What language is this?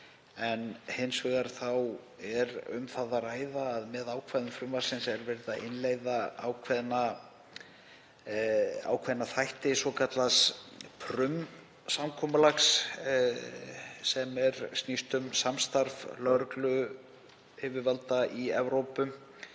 Icelandic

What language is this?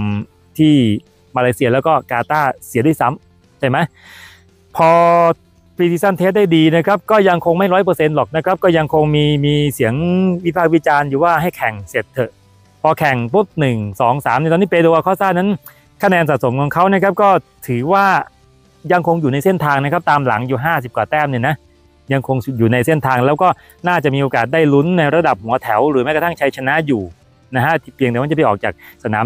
Thai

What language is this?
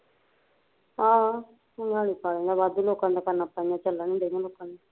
Punjabi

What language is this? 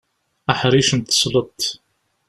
Kabyle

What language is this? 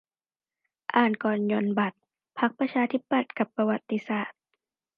Thai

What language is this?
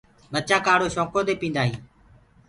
Gurgula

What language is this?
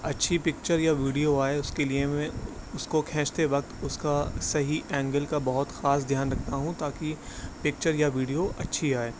Urdu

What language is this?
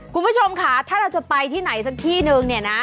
Thai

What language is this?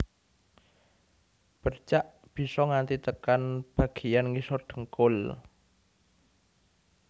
Javanese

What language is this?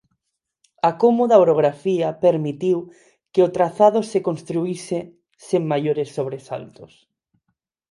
Galician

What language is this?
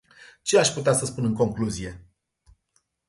Romanian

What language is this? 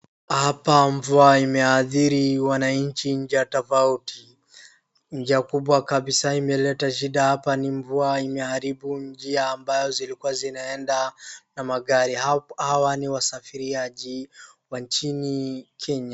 Swahili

